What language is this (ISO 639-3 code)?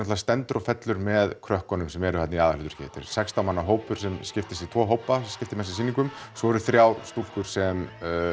isl